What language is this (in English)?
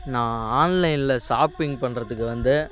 Tamil